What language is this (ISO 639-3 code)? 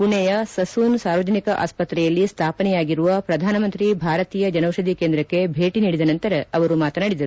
kan